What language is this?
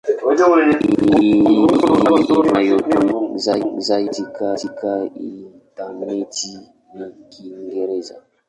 Swahili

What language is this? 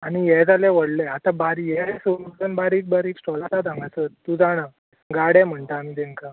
Konkani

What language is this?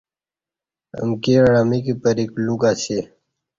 Kati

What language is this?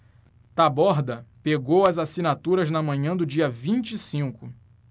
Portuguese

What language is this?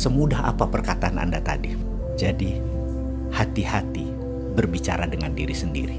Indonesian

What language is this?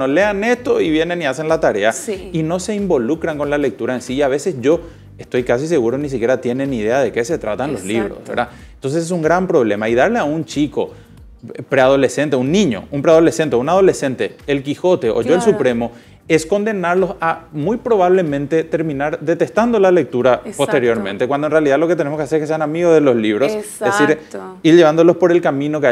Spanish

